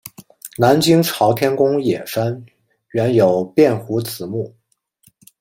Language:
Chinese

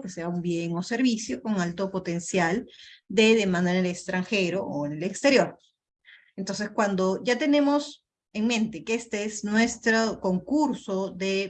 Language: Spanish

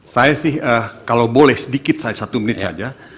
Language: Indonesian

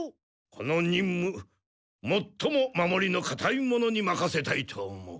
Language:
Japanese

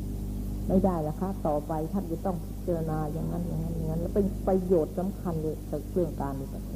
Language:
Thai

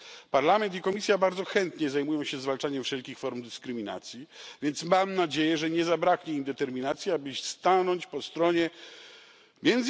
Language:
Polish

